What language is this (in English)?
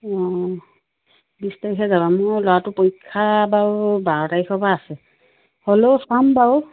Assamese